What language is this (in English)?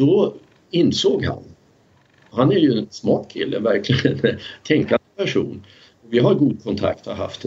Swedish